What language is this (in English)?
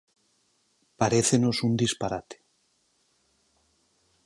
Galician